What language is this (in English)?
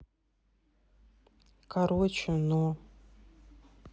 Russian